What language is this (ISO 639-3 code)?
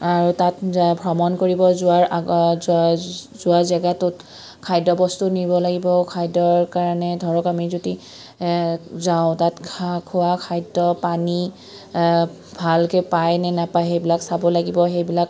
asm